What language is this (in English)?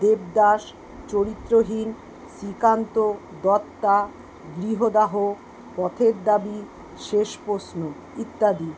Bangla